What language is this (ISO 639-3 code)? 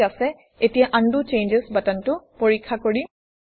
asm